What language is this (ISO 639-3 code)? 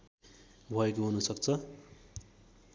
nep